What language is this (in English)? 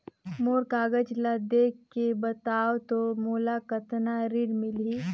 Chhattisgarhi